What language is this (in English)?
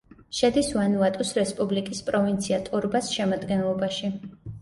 Georgian